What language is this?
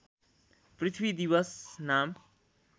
Nepali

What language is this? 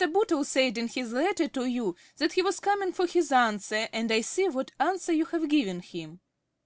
English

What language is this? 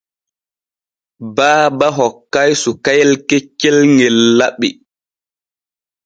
Borgu Fulfulde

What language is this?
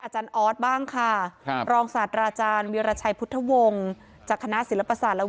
Thai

